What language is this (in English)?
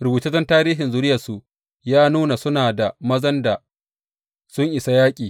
Hausa